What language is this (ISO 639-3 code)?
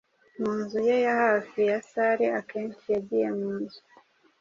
kin